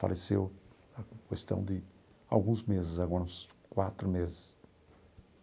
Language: Portuguese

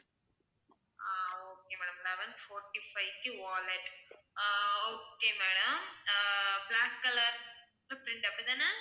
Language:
Tamil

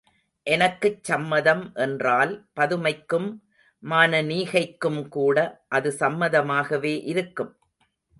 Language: Tamil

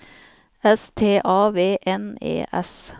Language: Norwegian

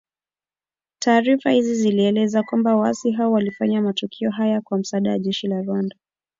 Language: Swahili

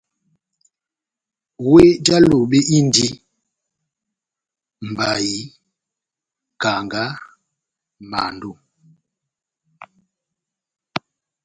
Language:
Batanga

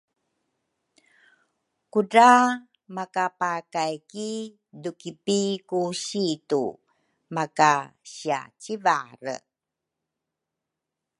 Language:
Rukai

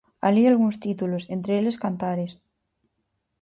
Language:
Galician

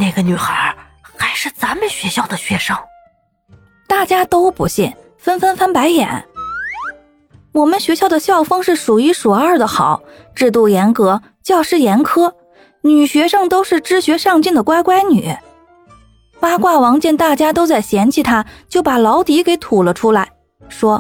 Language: Chinese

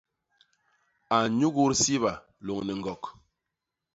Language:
Basaa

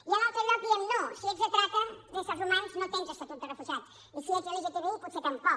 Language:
Catalan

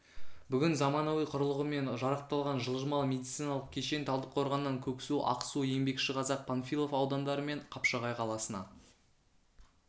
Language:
Kazakh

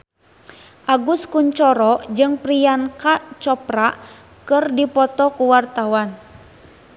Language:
Sundanese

